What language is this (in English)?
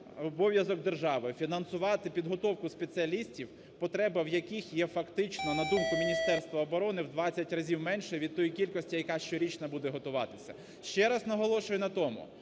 Ukrainian